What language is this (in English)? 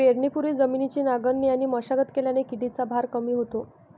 Marathi